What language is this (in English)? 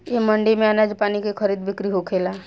Bhojpuri